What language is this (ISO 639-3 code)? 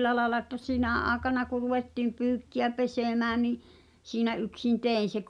fin